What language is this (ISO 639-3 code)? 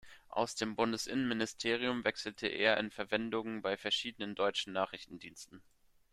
deu